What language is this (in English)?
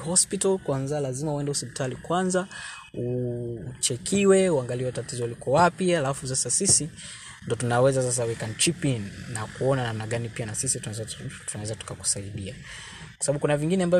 Swahili